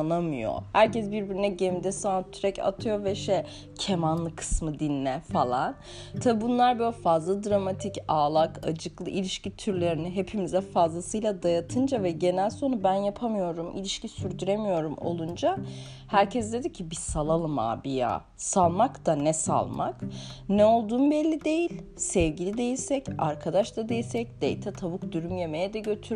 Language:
Turkish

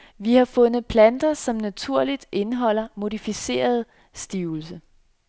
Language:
Danish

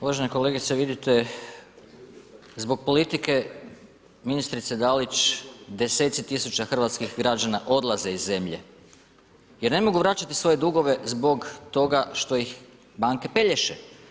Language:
Croatian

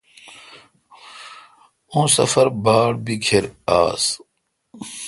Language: Kalkoti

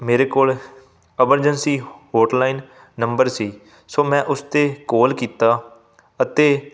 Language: Punjabi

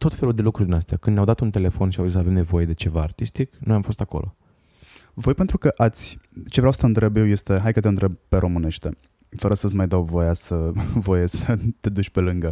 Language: Romanian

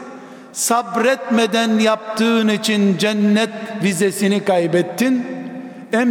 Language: Turkish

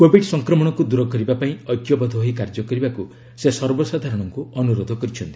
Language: Odia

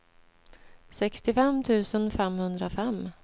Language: Swedish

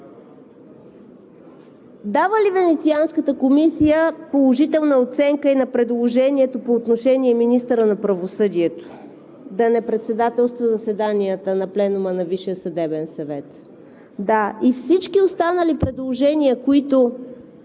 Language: Bulgarian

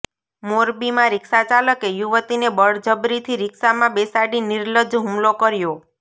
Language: Gujarati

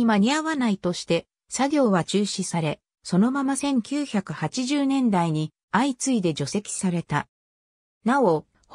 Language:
Japanese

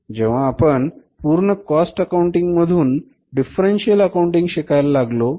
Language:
Marathi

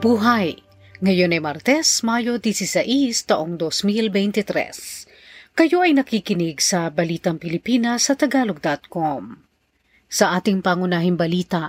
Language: Filipino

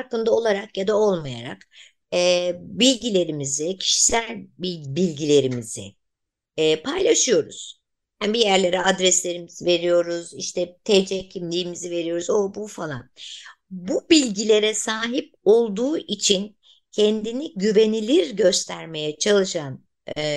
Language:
Turkish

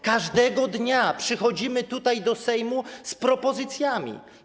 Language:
Polish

